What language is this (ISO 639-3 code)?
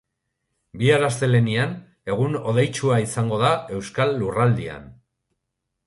eus